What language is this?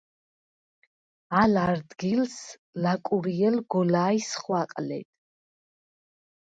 Svan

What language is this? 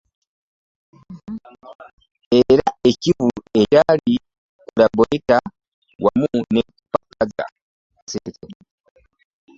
Ganda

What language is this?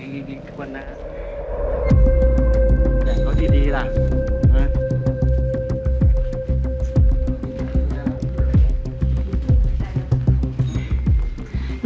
Thai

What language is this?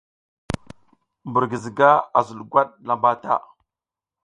South Giziga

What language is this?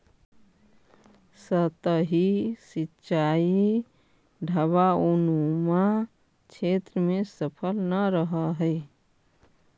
Magahi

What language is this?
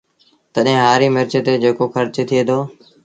Sindhi Bhil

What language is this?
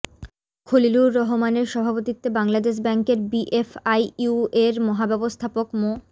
Bangla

